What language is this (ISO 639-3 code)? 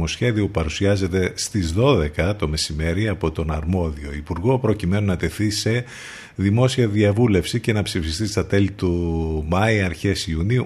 ell